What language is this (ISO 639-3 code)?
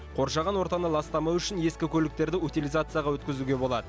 kaz